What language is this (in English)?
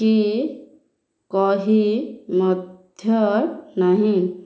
Odia